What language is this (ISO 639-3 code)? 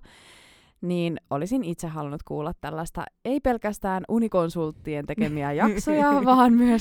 fin